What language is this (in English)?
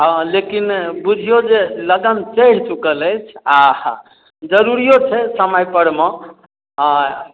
Maithili